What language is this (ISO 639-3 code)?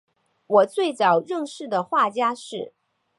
zho